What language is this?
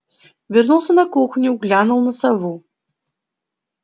Russian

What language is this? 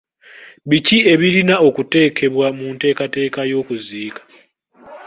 Ganda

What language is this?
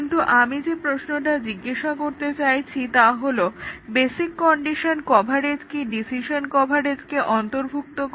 Bangla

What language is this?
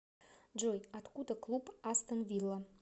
Russian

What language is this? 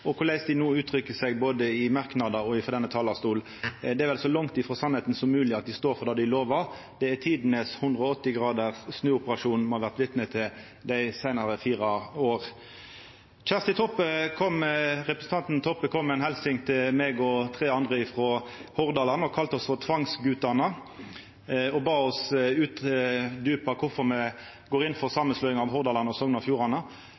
Norwegian Nynorsk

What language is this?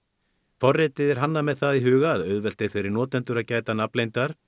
Icelandic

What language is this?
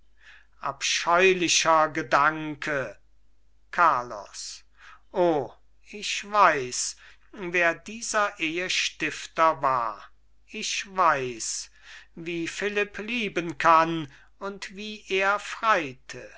German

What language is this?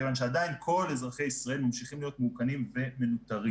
Hebrew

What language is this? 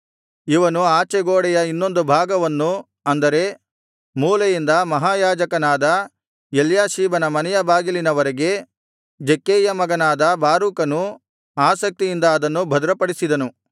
Kannada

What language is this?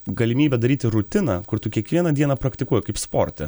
Lithuanian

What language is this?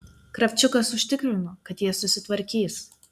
Lithuanian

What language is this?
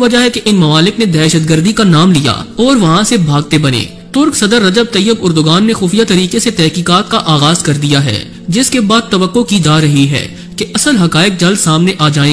Hindi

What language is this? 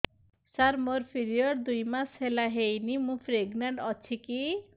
Odia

